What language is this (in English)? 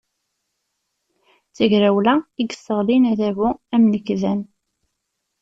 Kabyle